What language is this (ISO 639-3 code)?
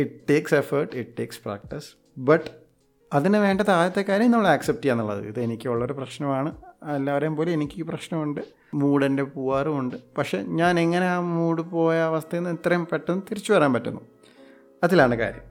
mal